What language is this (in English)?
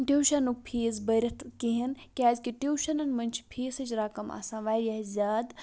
Kashmiri